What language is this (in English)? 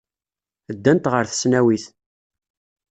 Kabyle